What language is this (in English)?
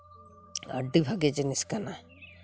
Santali